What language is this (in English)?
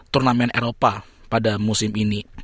Indonesian